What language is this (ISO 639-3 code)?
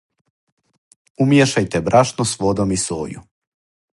srp